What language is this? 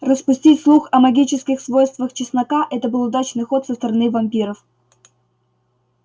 Russian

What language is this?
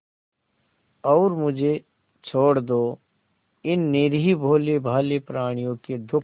Hindi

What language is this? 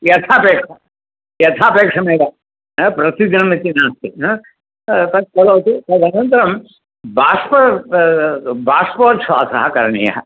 Sanskrit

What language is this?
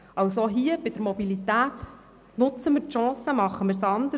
Swiss German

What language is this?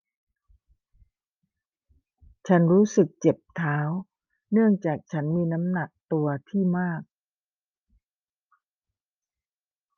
Thai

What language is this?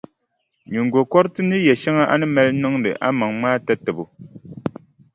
Dagbani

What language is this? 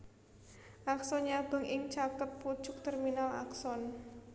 Javanese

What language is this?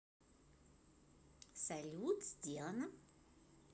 Russian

